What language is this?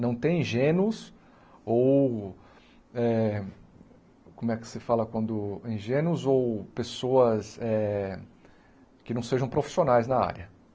Portuguese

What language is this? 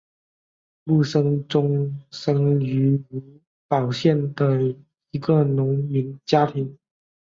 Chinese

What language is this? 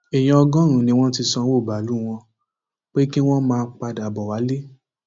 Yoruba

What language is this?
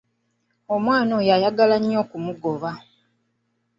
Ganda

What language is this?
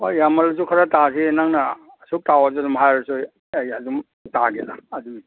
Manipuri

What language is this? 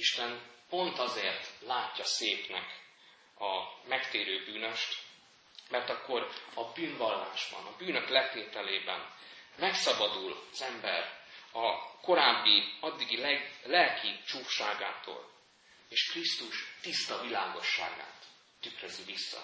Hungarian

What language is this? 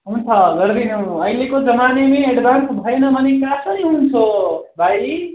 Nepali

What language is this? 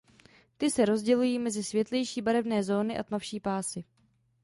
Czech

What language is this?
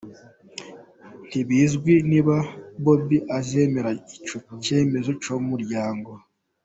Kinyarwanda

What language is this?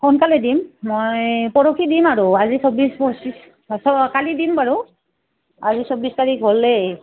Assamese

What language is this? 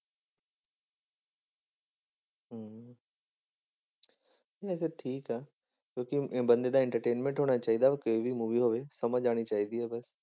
Punjabi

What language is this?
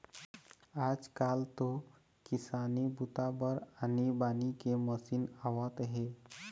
Chhattisgarhi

